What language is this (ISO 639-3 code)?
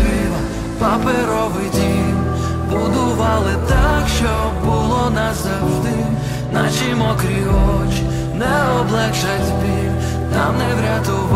ukr